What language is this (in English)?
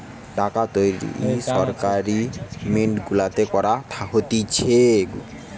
Bangla